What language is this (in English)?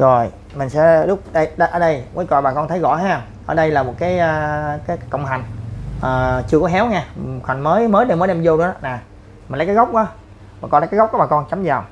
Vietnamese